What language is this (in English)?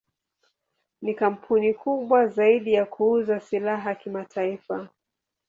Swahili